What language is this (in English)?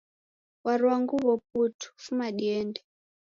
Taita